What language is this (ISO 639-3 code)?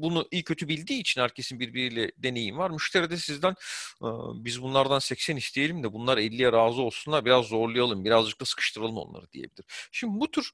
tur